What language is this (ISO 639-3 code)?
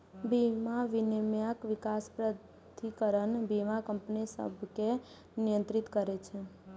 mai